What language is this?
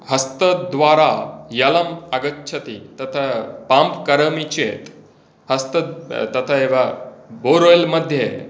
Sanskrit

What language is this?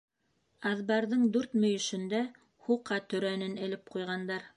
Bashkir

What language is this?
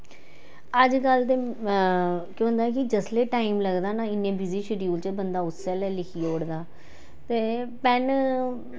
Dogri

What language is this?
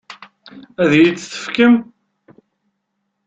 Kabyle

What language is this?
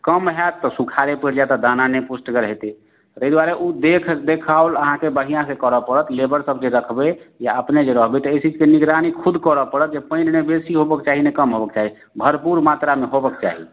Maithili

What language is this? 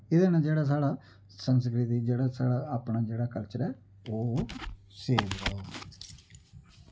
Dogri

